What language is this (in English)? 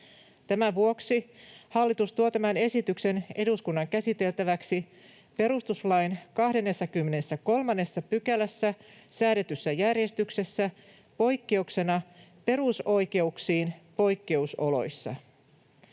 Finnish